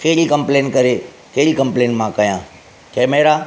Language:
Sindhi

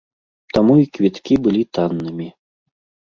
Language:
Belarusian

